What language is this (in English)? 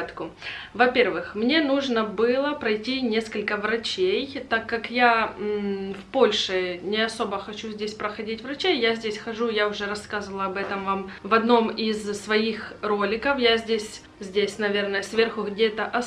Russian